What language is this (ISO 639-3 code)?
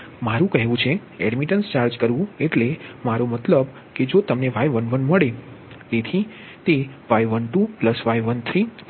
guj